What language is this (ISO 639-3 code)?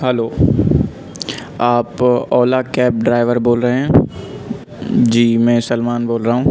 urd